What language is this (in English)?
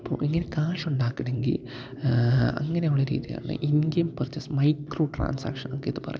Malayalam